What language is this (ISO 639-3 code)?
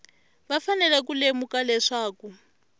tso